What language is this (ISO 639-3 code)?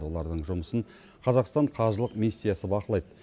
kaz